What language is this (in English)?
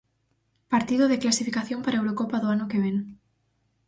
Galician